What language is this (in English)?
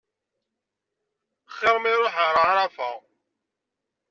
Kabyle